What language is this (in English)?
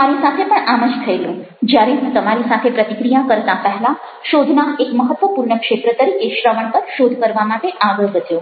Gujarati